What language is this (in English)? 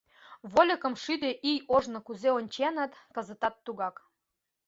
Mari